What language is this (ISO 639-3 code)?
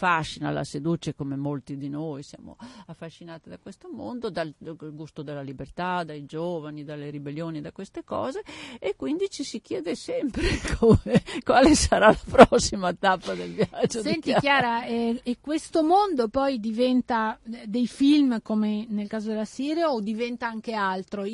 ita